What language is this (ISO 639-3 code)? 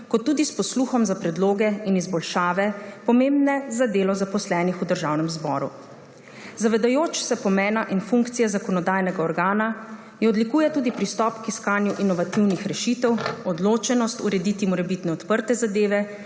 slv